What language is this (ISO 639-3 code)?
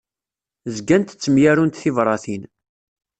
kab